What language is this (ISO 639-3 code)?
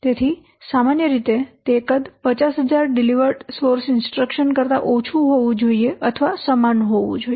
guj